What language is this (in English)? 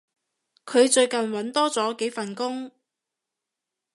Cantonese